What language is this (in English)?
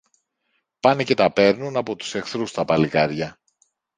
Greek